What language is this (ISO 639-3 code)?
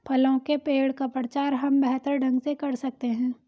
hin